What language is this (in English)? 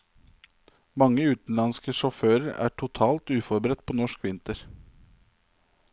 Norwegian